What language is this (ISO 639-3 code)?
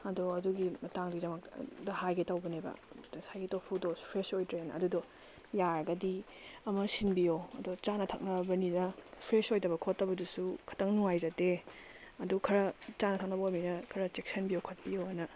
mni